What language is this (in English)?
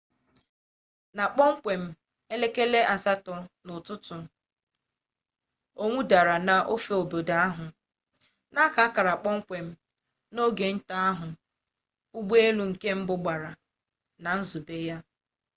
Igbo